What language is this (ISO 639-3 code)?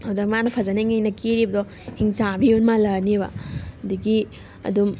mni